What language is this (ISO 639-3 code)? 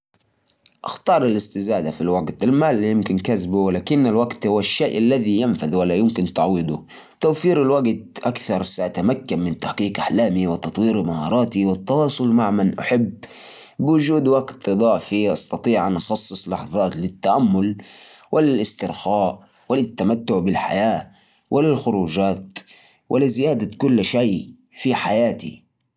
ars